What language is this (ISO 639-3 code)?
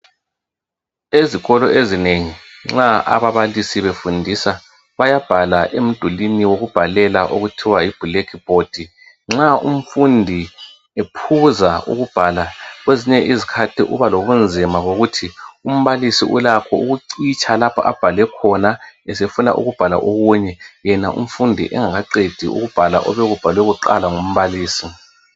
nde